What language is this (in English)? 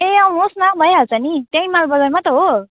Nepali